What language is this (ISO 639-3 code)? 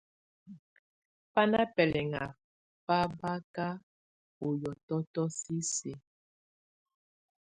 tvu